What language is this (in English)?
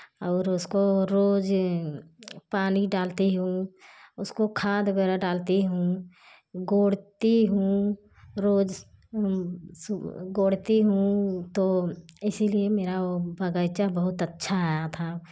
Hindi